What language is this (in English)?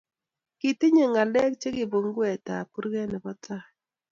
Kalenjin